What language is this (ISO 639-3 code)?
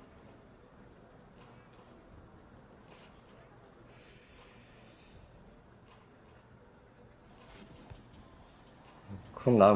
kor